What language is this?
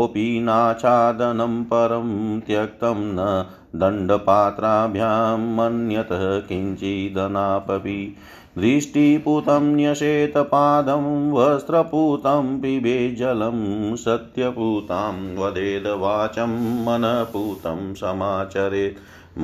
Hindi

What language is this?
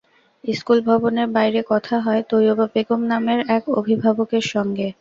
Bangla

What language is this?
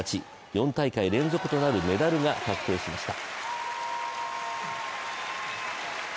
Japanese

